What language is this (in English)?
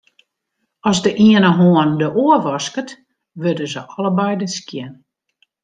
Western Frisian